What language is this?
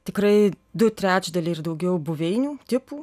Lithuanian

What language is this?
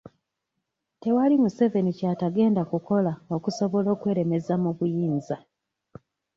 Ganda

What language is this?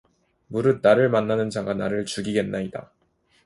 Korean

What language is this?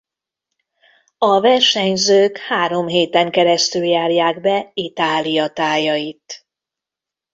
Hungarian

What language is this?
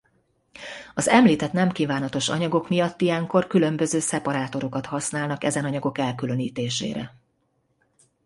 Hungarian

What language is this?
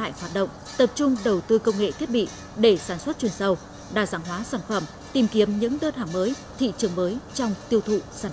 Vietnamese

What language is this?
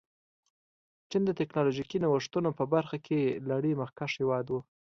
Pashto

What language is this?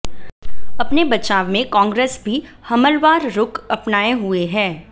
Hindi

